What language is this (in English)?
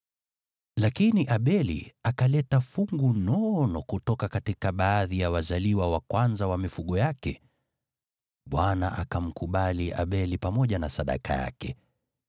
Swahili